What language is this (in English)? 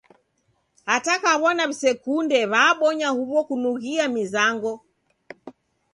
Taita